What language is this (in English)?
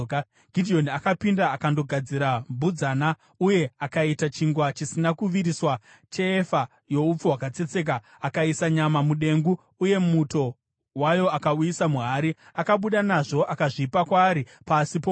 Shona